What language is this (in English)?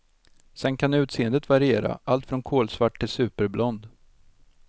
Swedish